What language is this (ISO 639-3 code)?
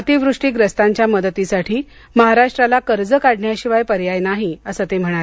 mar